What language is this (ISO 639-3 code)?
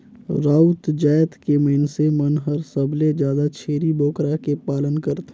hne